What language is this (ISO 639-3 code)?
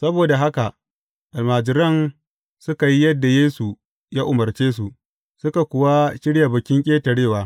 hau